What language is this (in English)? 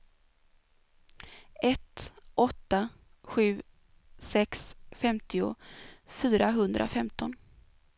Swedish